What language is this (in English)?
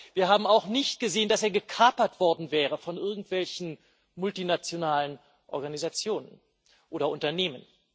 German